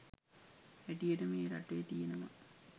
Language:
Sinhala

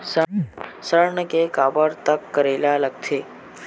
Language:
Chhattisgarhi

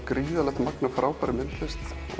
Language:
Icelandic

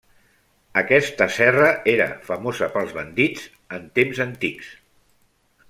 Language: Catalan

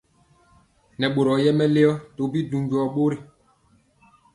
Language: Mpiemo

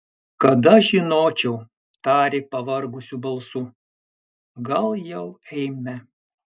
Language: Lithuanian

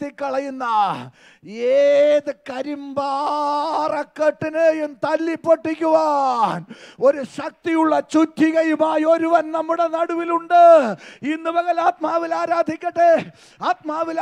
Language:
Arabic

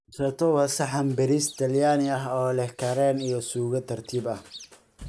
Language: Somali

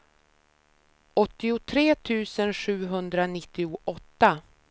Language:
Swedish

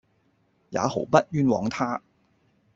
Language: Cantonese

